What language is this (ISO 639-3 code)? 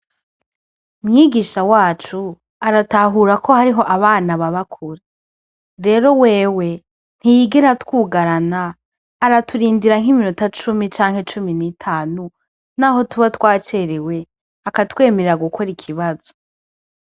run